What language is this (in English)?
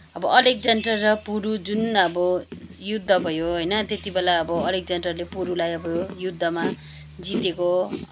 Nepali